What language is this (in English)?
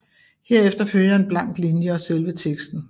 Danish